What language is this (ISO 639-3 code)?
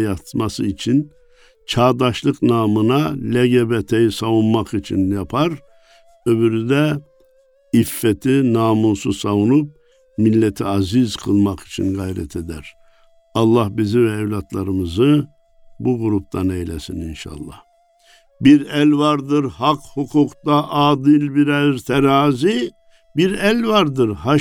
tur